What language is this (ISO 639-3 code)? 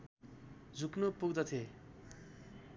nep